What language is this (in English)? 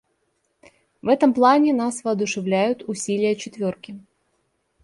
Russian